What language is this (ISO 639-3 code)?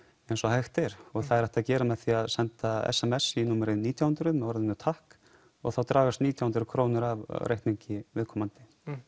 isl